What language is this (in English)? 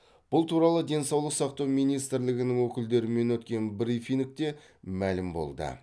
Kazakh